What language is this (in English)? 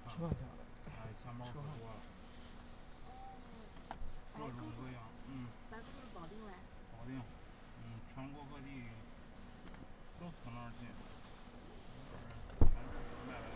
Chinese